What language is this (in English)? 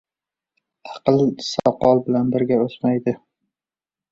Uzbek